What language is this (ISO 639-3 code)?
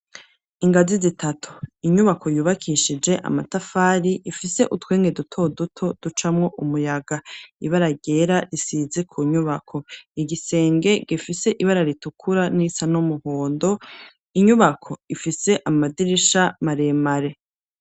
run